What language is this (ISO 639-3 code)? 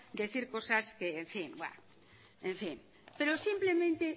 spa